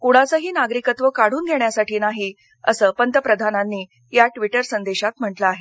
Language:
Marathi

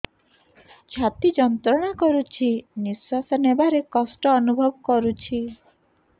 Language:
Odia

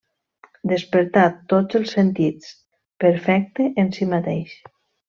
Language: Catalan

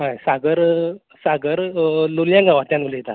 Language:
Konkani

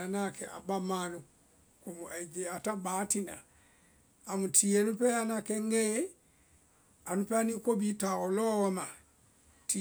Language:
Vai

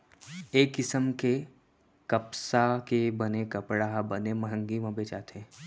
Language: Chhattisgarhi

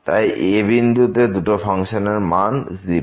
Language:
Bangla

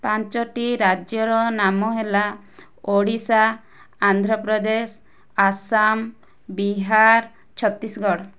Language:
Odia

